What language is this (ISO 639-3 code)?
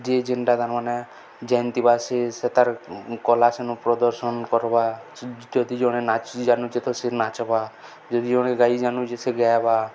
ori